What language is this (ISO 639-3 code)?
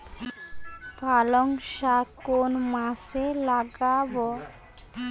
ben